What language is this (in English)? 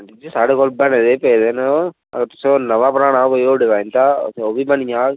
Dogri